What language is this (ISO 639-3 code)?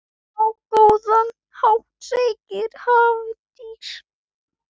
isl